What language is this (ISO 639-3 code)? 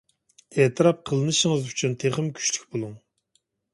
uig